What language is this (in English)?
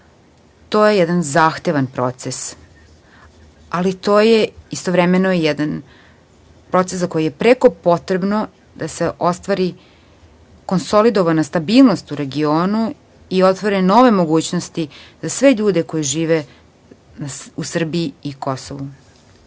Serbian